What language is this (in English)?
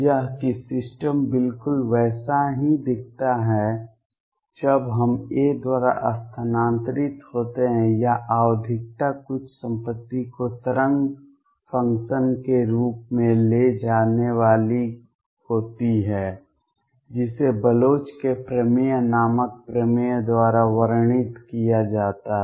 Hindi